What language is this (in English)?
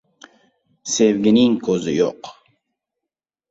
Uzbek